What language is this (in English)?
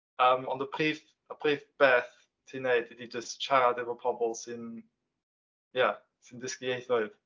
Welsh